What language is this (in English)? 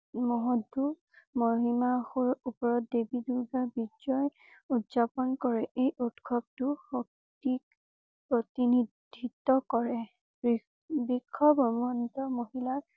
Assamese